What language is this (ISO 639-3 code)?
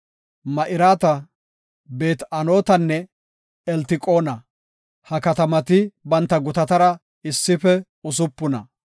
gof